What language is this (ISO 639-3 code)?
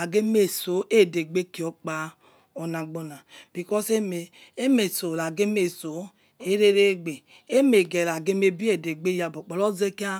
ets